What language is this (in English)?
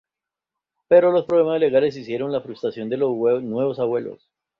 Spanish